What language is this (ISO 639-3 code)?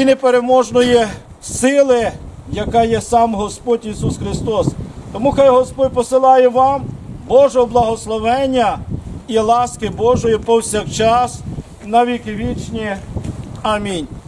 ukr